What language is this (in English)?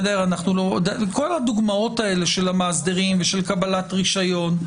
Hebrew